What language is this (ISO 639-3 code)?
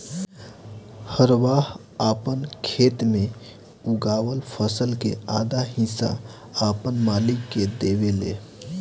bho